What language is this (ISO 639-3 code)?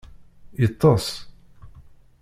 kab